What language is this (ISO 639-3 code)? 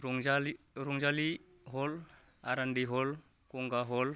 brx